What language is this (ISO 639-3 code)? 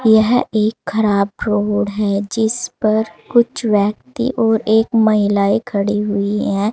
hin